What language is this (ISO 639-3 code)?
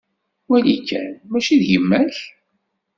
kab